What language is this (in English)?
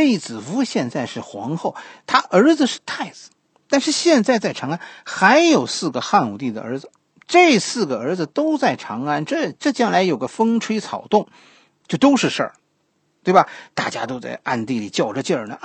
Chinese